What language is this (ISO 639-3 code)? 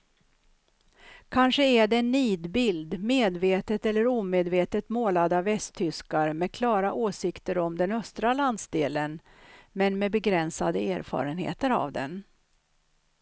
swe